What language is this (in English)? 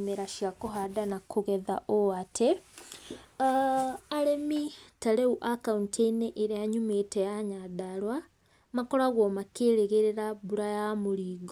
Kikuyu